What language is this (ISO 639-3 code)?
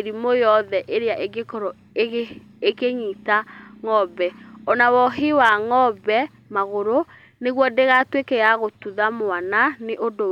kik